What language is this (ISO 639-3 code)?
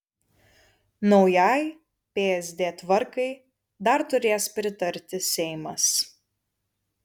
lit